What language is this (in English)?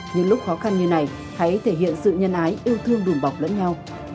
Vietnamese